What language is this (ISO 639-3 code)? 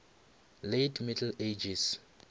nso